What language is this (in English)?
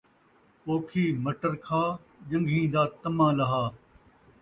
Saraiki